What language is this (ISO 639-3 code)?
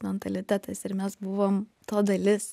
lit